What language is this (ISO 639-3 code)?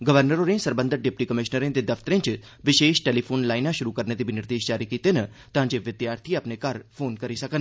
doi